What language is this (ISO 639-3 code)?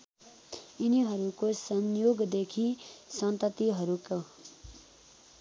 nep